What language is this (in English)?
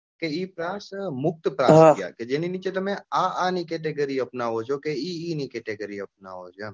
Gujarati